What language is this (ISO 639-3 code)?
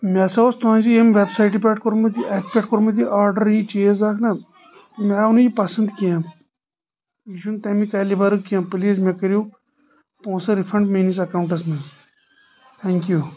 kas